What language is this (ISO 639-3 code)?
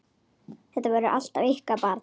isl